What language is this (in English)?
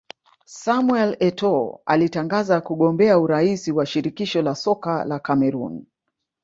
Swahili